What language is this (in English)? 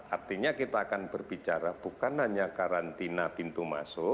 Indonesian